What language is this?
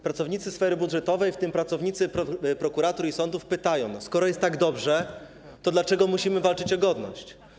Polish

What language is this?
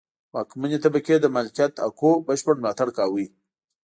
Pashto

